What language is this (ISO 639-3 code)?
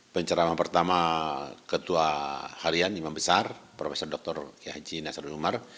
ind